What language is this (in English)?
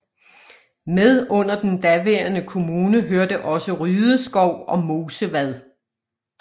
Danish